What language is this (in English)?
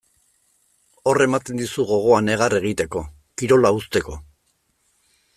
Basque